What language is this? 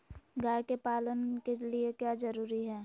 Magahi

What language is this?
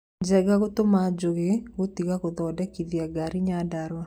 Kikuyu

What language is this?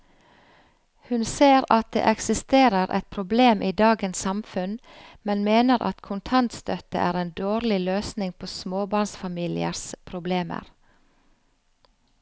Norwegian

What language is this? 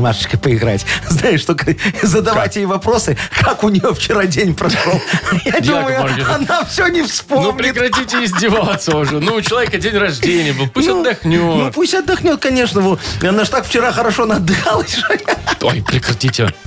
Russian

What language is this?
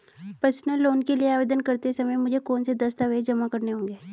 Hindi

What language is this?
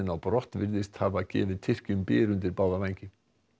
Icelandic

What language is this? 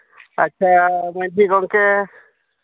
Santali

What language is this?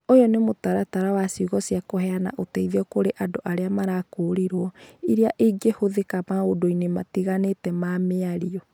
Kikuyu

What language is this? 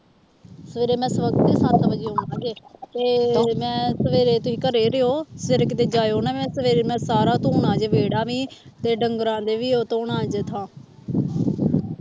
Punjabi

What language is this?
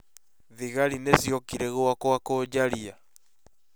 Kikuyu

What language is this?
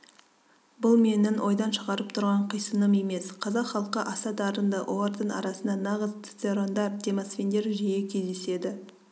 Kazakh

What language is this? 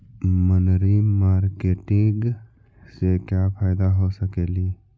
Magahi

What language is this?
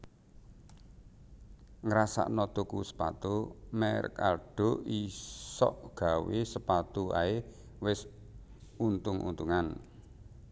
Javanese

